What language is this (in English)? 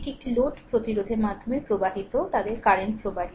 Bangla